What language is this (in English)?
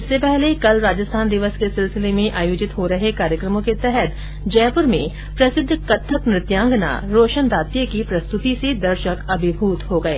Hindi